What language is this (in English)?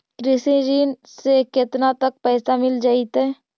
Magahi